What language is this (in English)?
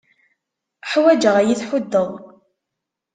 Kabyle